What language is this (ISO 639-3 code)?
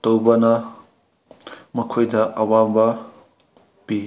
mni